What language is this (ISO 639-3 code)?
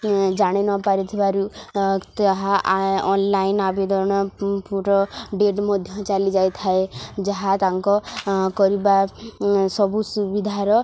ori